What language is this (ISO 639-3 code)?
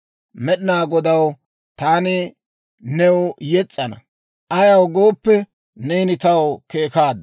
dwr